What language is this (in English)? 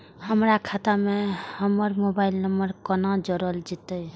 Maithili